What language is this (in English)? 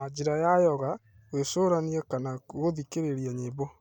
Kikuyu